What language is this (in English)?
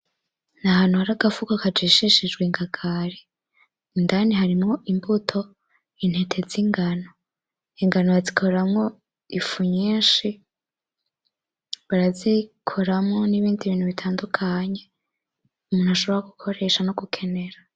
Rundi